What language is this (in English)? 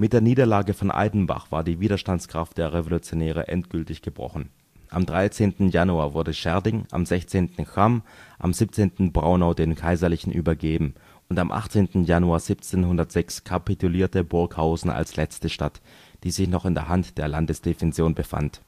German